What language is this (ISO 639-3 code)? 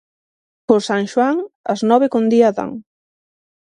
glg